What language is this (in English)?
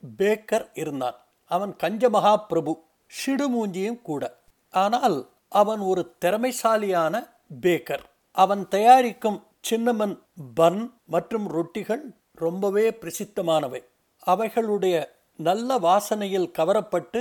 Tamil